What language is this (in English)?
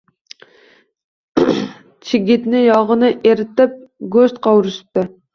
Uzbek